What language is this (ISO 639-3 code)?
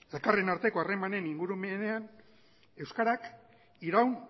eus